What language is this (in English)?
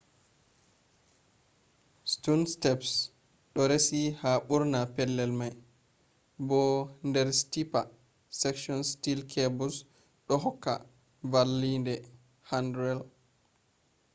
Fula